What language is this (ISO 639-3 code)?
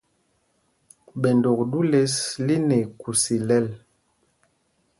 mgg